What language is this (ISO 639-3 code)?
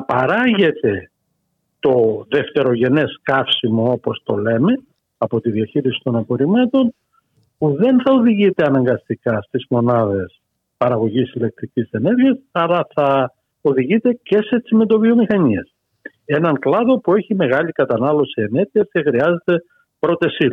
ell